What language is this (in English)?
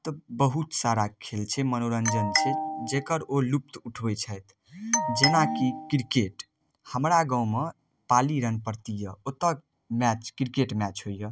Maithili